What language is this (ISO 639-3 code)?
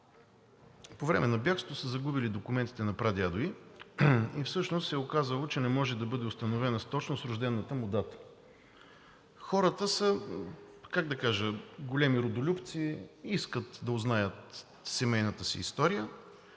bul